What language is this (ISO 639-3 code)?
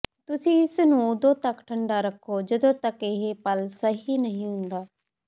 pan